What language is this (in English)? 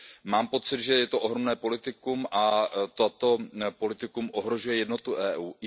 Czech